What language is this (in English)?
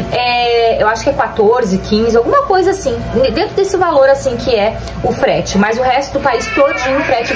Portuguese